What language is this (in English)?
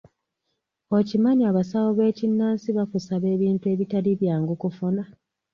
Ganda